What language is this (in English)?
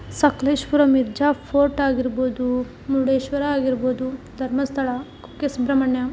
Kannada